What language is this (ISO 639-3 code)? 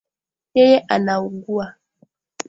swa